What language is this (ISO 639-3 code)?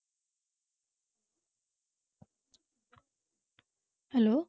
ben